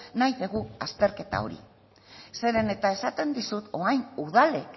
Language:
Basque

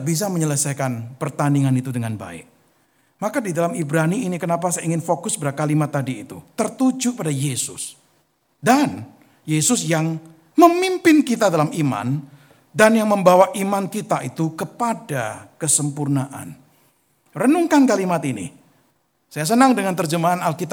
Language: Indonesian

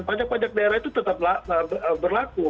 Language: Indonesian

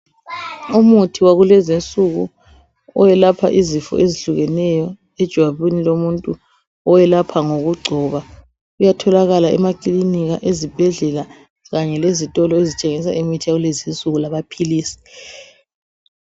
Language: North Ndebele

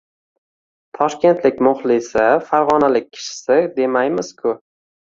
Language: Uzbek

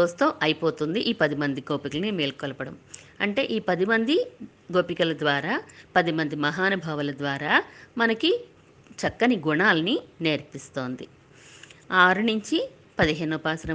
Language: Telugu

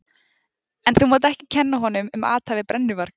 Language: Icelandic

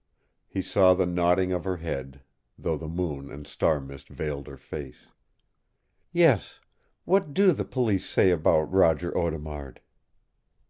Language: English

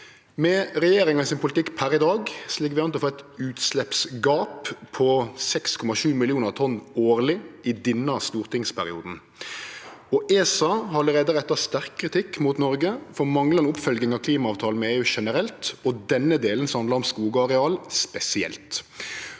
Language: Norwegian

